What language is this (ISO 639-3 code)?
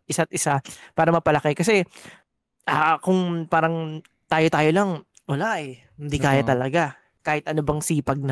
fil